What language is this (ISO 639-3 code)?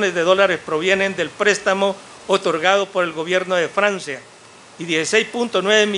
spa